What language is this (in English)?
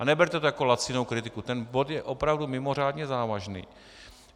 Czech